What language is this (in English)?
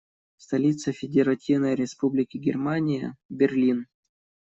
Russian